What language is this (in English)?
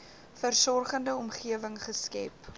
Afrikaans